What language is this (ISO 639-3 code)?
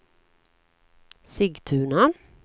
swe